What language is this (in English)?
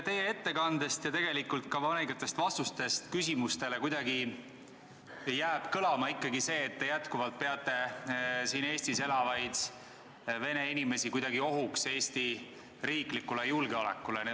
Estonian